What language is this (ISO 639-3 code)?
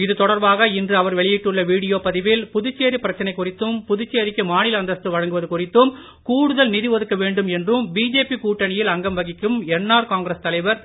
tam